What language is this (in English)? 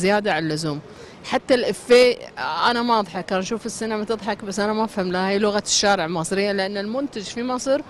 Arabic